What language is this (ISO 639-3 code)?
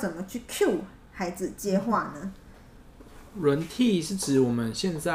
zho